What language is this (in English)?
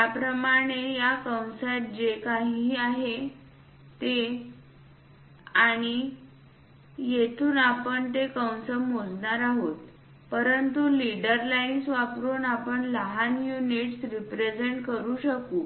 Marathi